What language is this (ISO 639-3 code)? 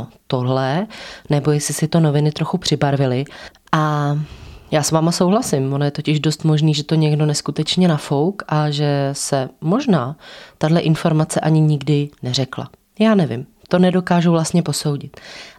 ces